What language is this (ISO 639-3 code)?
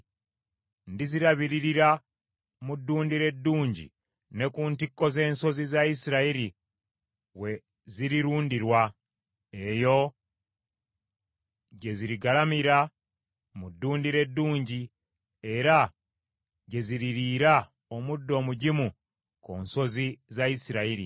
lug